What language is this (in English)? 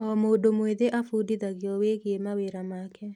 Kikuyu